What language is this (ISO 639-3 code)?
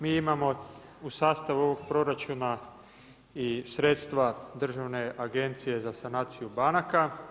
hrv